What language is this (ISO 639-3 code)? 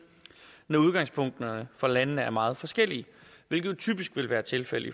dan